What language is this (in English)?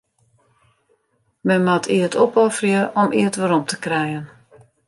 Western Frisian